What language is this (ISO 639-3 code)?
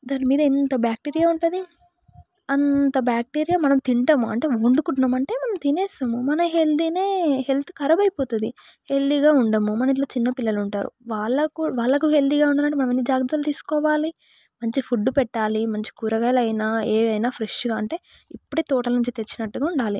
tel